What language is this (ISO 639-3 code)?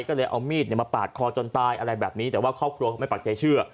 tha